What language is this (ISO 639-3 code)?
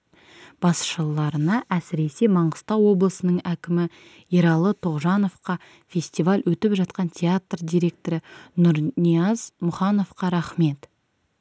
kaz